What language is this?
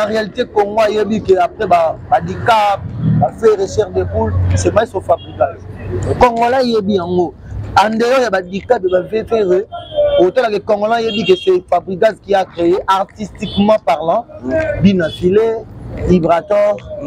French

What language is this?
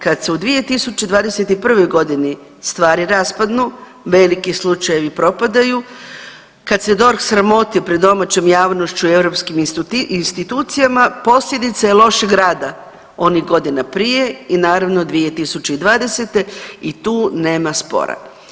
Croatian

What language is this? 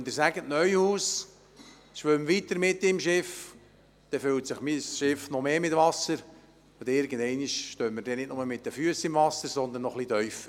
Swiss German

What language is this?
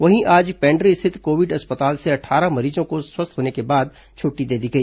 Hindi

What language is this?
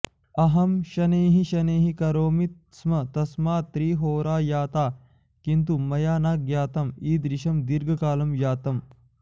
Sanskrit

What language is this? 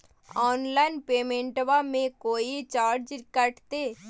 Magahi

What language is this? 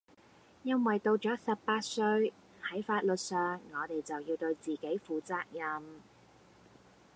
Cantonese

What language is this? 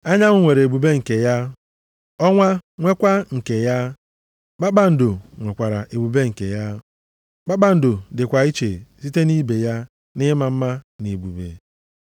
Igbo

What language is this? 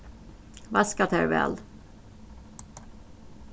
Faroese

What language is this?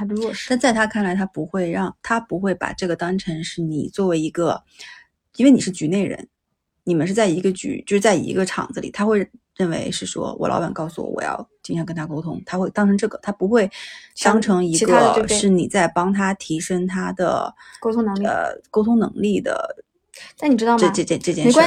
Chinese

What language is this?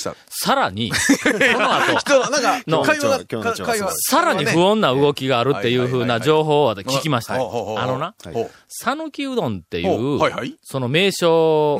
Japanese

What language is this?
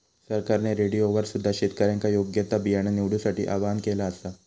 Marathi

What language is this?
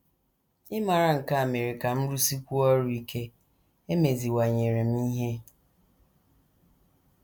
Igbo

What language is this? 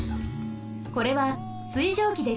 Japanese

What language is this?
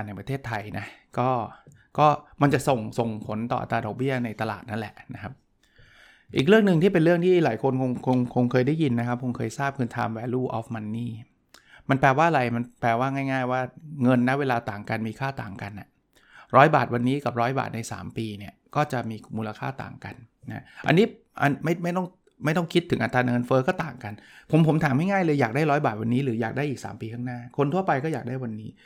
Thai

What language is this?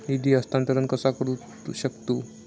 Marathi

